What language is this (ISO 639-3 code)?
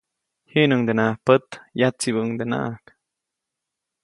zoc